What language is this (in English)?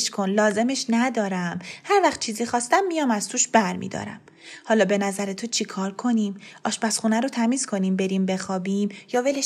Persian